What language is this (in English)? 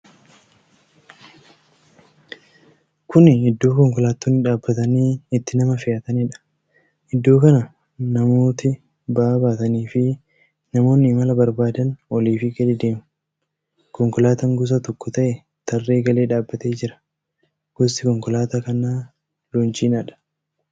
Oromo